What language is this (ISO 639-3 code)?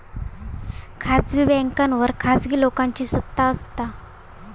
mar